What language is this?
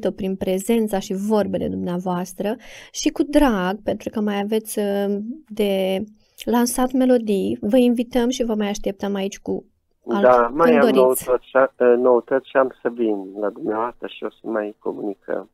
Romanian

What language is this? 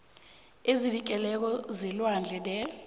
South Ndebele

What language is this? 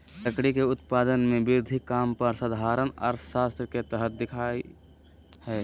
Magahi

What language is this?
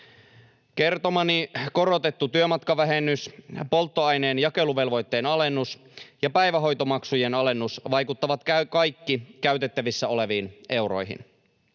Finnish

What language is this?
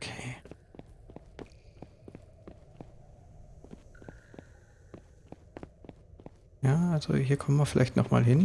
German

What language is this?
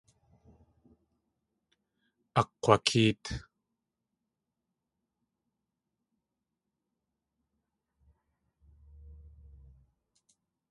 Tlingit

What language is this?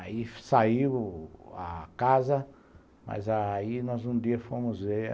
Portuguese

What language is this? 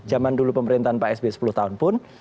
Indonesian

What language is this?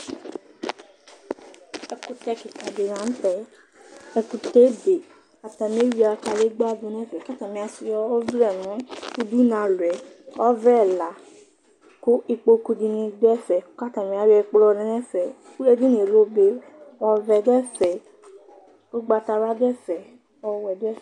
Ikposo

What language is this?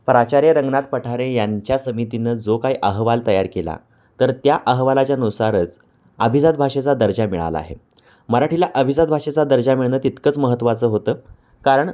Marathi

